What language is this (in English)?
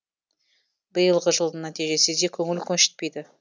Kazakh